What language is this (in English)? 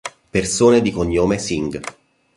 Italian